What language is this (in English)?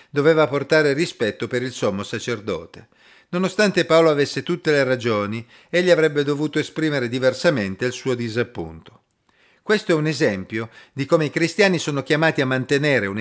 Italian